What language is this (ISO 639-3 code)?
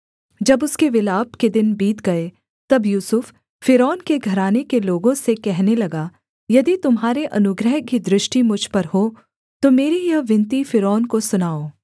hin